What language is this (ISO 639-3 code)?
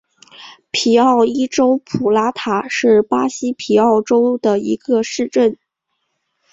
zho